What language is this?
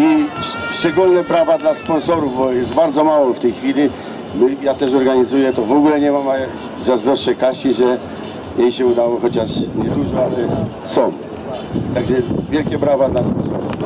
Polish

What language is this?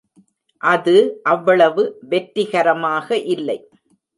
Tamil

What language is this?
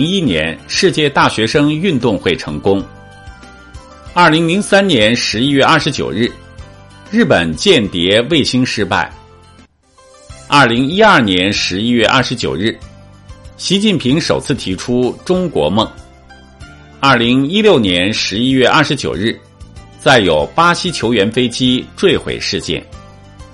Chinese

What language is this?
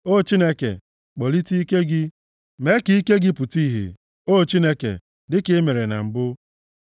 Igbo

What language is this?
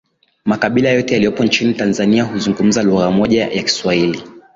Swahili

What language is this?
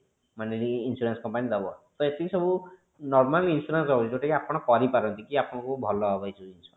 Odia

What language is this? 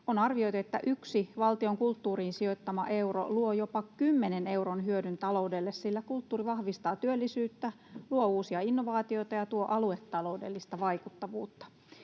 Finnish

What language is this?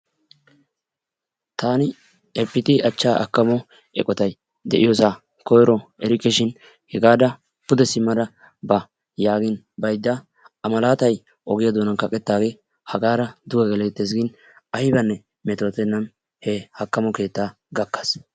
Wolaytta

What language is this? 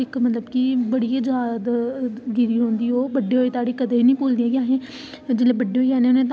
Dogri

